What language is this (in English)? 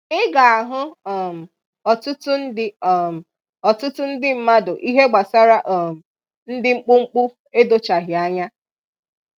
Igbo